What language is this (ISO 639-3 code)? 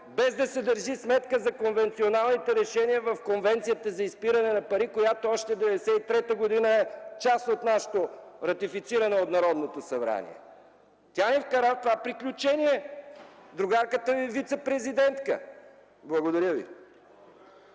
bul